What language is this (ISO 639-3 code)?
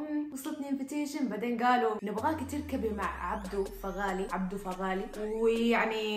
ara